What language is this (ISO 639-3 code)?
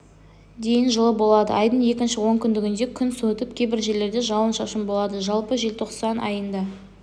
kaz